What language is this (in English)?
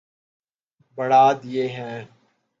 Urdu